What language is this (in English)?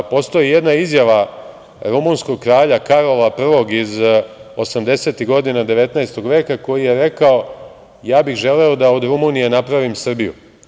Serbian